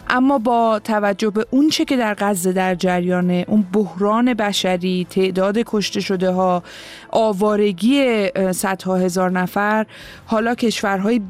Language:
Persian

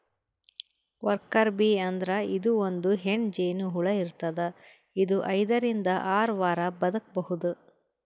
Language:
Kannada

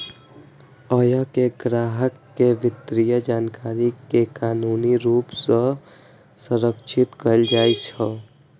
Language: Maithili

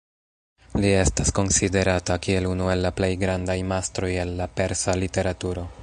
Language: Esperanto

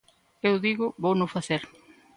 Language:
Galician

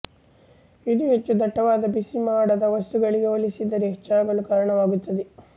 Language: Kannada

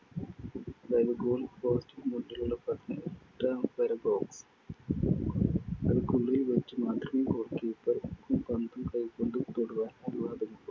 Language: Malayalam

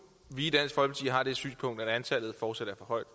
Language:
Danish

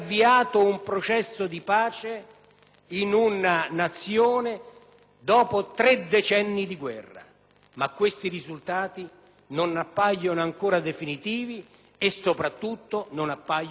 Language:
Italian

